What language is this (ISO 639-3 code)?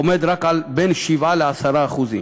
heb